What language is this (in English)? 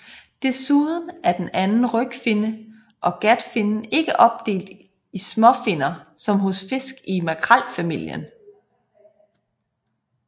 Danish